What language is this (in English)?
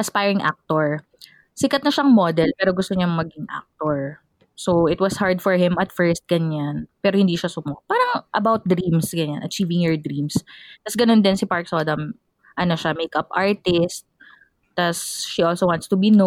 Filipino